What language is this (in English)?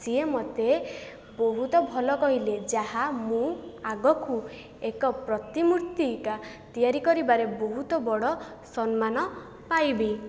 Odia